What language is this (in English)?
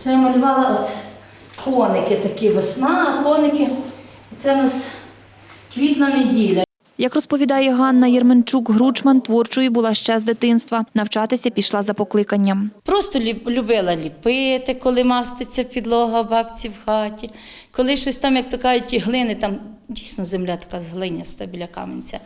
Ukrainian